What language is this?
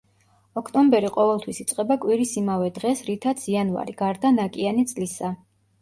Georgian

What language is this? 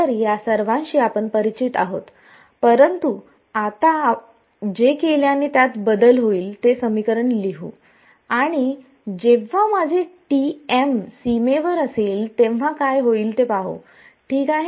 Marathi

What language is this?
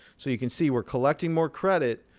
English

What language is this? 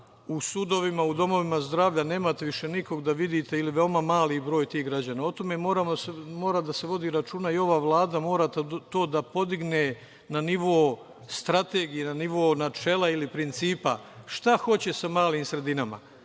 Serbian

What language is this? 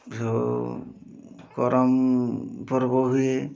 Odia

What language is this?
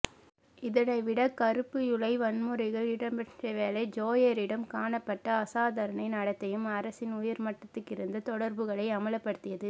Tamil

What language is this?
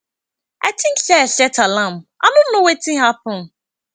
Nigerian Pidgin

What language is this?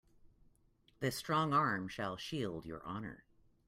English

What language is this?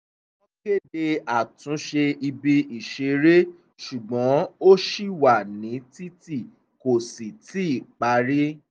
Yoruba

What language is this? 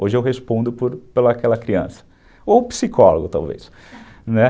Portuguese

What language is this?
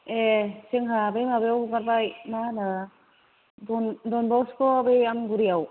Bodo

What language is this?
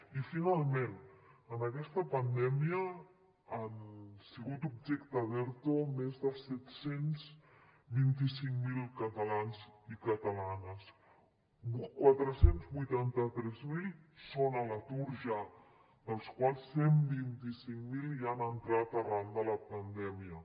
Catalan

